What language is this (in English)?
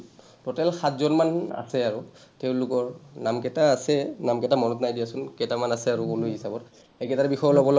Assamese